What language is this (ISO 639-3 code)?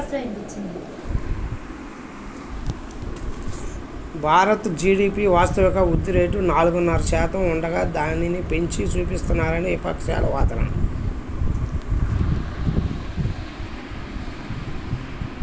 tel